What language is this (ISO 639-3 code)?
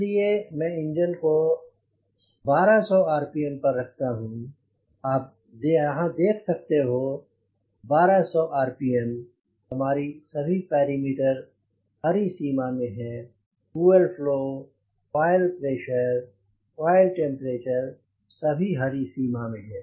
hin